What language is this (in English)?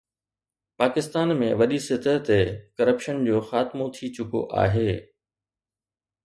Sindhi